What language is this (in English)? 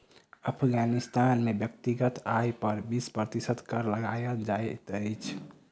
Maithili